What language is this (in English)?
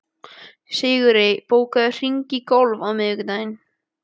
Icelandic